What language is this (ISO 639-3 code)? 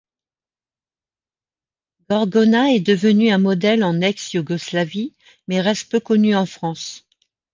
fra